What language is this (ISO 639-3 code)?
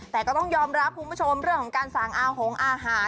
tha